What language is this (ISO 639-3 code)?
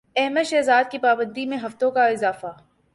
urd